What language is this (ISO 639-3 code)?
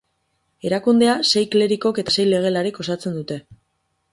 eus